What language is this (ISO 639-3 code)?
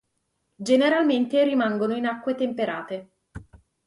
ita